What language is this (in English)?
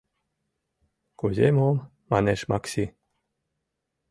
Mari